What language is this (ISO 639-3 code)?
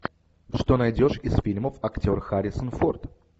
rus